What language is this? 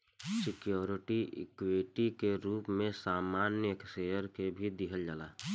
Bhojpuri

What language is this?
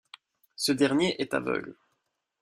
French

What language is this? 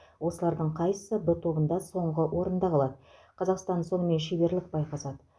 Kazakh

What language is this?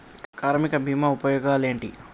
Telugu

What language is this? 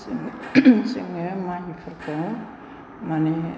Bodo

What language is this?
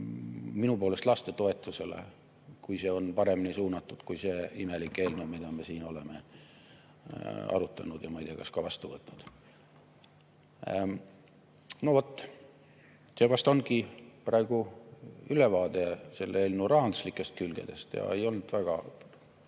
Estonian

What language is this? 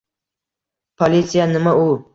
Uzbek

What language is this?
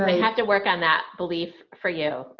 English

